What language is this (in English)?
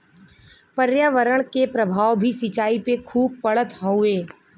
Bhojpuri